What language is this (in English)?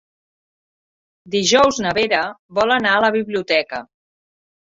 Catalan